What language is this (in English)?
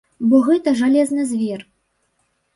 Belarusian